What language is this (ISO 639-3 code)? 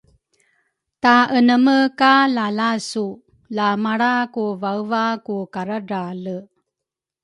dru